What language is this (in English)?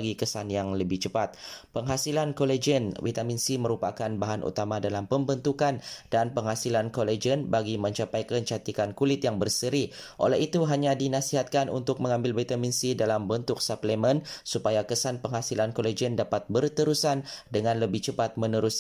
Malay